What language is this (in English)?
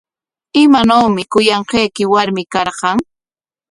Corongo Ancash Quechua